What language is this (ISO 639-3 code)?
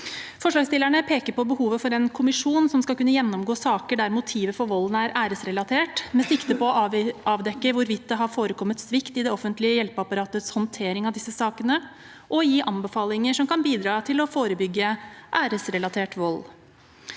nor